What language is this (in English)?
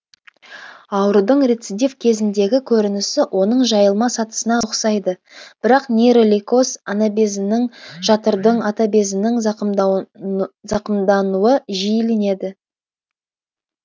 Kazakh